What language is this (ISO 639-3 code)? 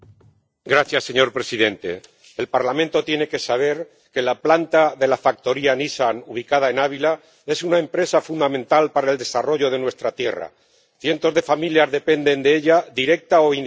spa